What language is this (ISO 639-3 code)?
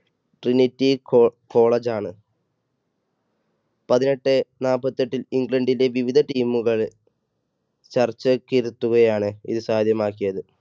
mal